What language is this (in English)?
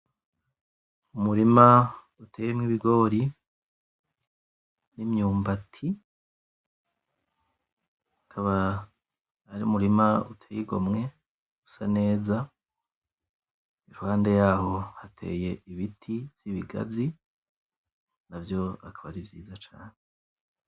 Rundi